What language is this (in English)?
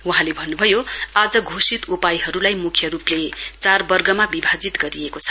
Nepali